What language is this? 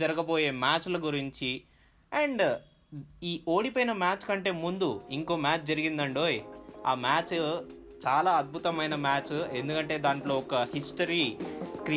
Telugu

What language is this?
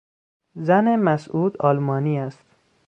Persian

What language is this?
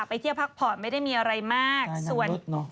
Thai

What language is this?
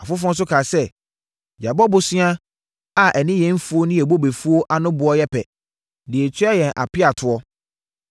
Akan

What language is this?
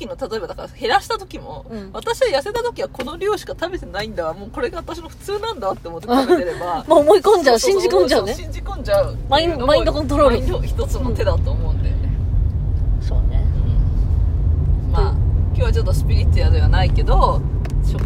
Japanese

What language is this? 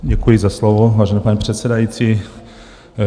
Czech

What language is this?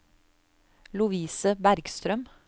Norwegian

